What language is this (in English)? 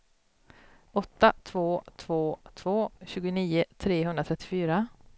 Swedish